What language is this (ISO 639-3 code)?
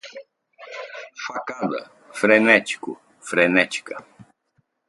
por